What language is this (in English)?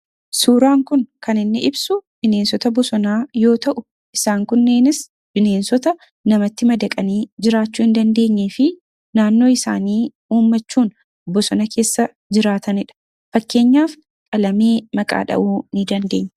Oromo